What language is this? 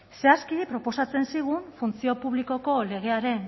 Basque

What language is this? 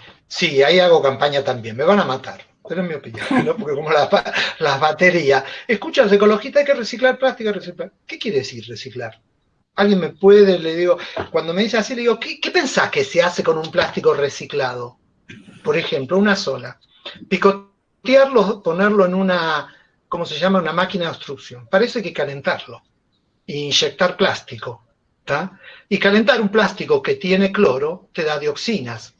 Spanish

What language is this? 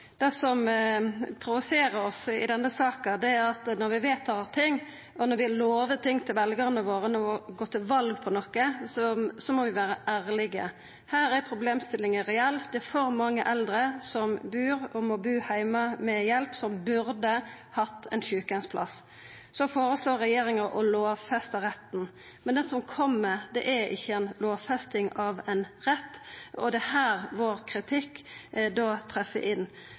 Norwegian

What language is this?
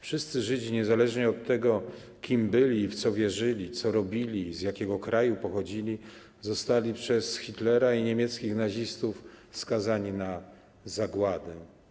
Polish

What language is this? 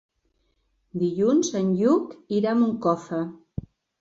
Catalan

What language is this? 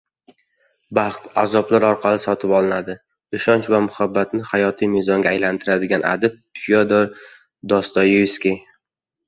Uzbek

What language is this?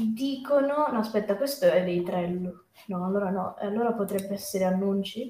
Italian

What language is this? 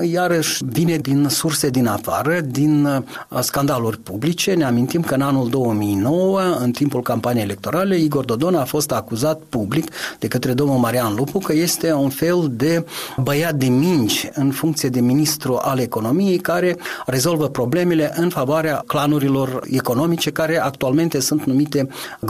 Romanian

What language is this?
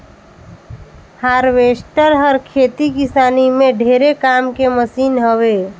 Chhattisgarhi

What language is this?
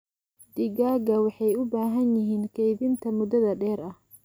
Somali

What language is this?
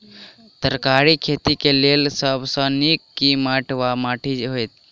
Maithili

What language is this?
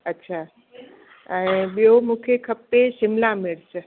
Sindhi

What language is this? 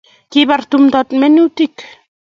Kalenjin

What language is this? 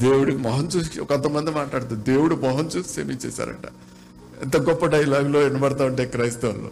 Telugu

